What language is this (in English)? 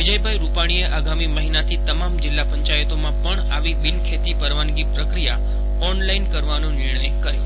Gujarati